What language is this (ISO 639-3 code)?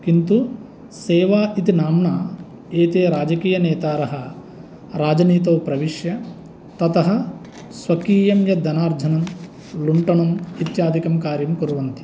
san